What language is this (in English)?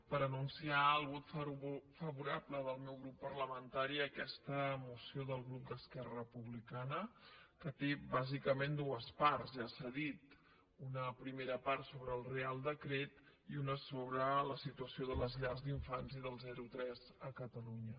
Catalan